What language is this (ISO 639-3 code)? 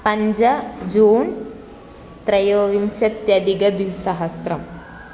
san